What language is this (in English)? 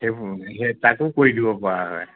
Assamese